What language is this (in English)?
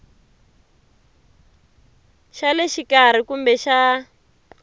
Tsonga